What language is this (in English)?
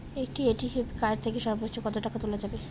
Bangla